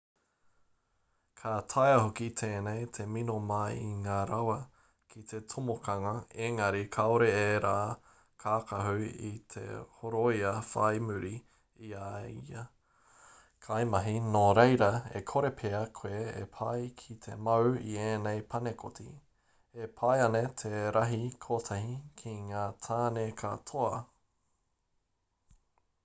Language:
Māori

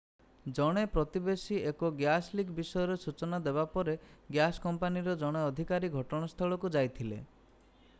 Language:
Odia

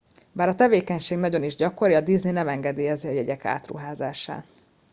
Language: Hungarian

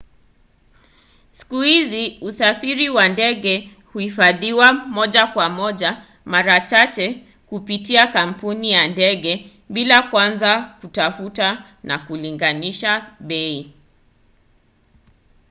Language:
Swahili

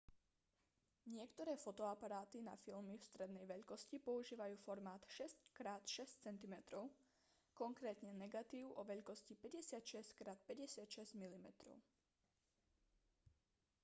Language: Slovak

